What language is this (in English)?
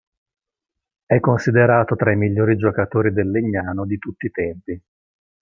Italian